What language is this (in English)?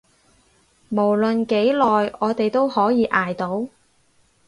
Cantonese